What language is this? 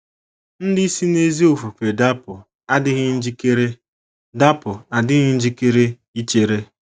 Igbo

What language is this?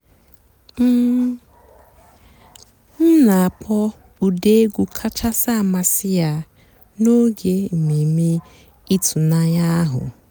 Igbo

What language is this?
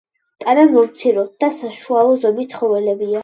Georgian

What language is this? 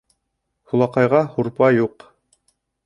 Bashkir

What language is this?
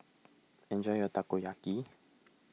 English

